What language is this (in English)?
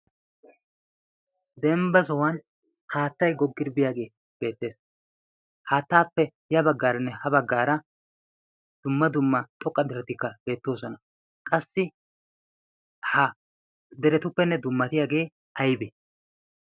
Wolaytta